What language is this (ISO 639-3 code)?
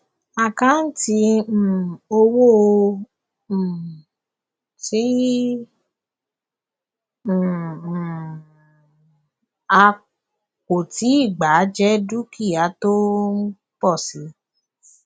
yor